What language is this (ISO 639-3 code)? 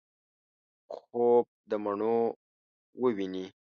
pus